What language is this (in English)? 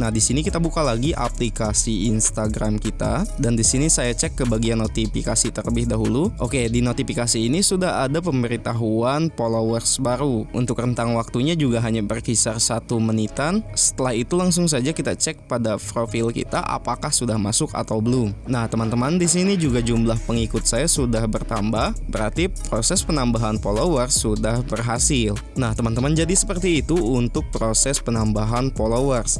Indonesian